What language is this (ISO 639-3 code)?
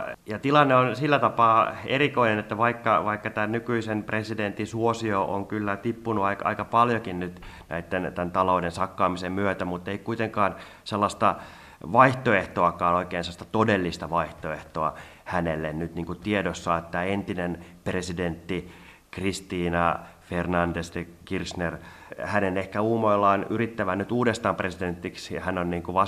fin